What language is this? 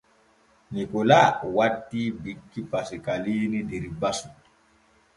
Borgu Fulfulde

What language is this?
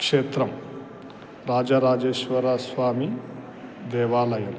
Sanskrit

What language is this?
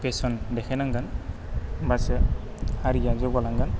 Bodo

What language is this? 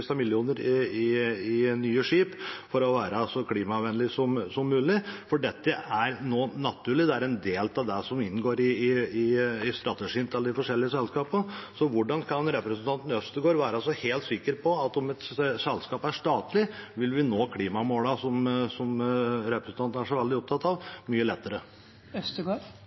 Norwegian Bokmål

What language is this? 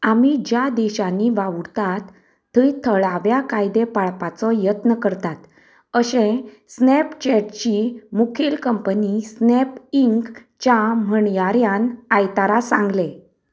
Konkani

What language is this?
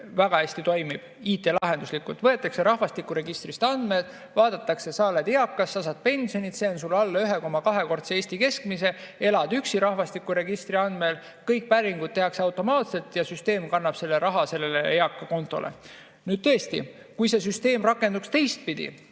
Estonian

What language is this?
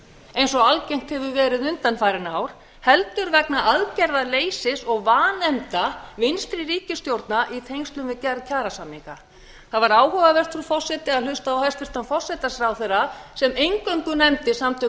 Icelandic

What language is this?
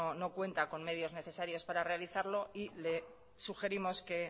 Spanish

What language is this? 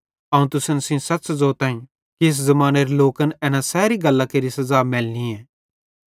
Bhadrawahi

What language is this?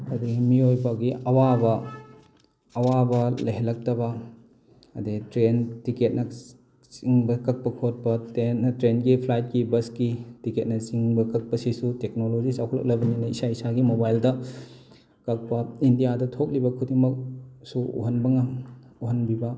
Manipuri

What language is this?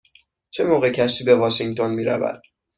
Persian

